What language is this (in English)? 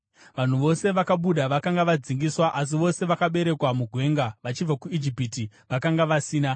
Shona